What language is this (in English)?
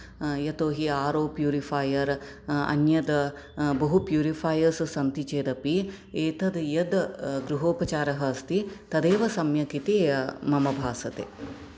Sanskrit